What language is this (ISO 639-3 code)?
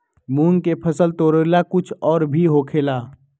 mag